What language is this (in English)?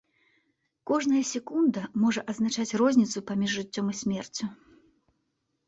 Belarusian